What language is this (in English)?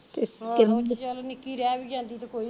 Punjabi